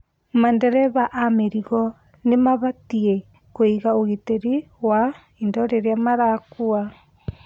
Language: Kikuyu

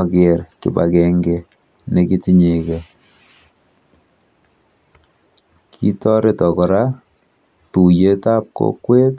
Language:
Kalenjin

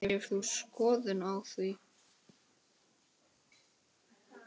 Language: Icelandic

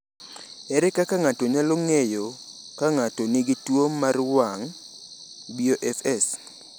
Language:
Luo (Kenya and Tanzania)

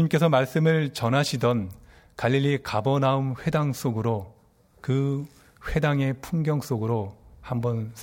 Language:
Korean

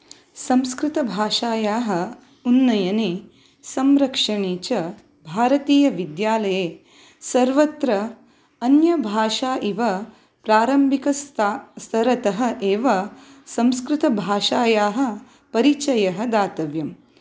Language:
Sanskrit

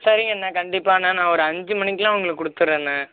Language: Tamil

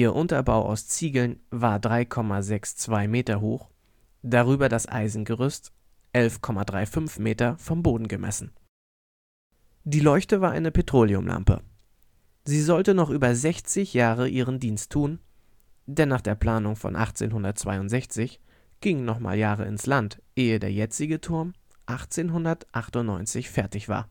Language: German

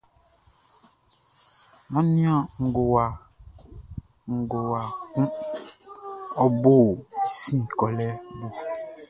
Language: Baoulé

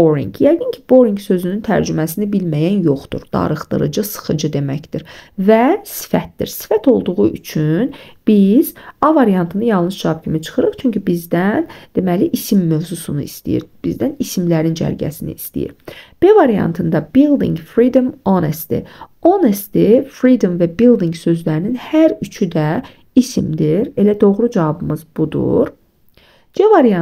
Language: Turkish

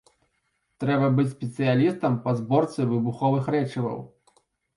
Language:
Belarusian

